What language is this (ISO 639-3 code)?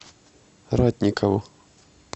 rus